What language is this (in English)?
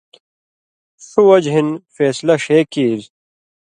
Indus Kohistani